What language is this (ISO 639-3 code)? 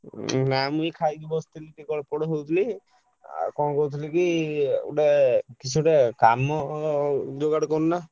ori